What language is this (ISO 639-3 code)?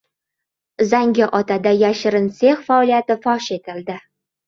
uzb